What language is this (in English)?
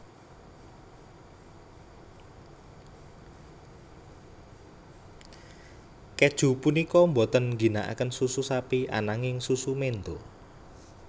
Javanese